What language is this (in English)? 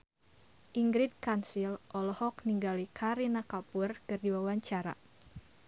Sundanese